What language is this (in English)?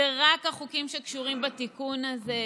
Hebrew